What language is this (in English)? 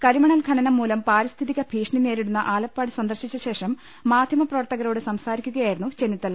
Malayalam